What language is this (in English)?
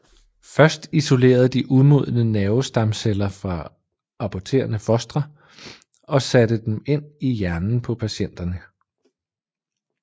Danish